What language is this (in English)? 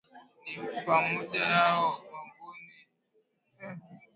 Swahili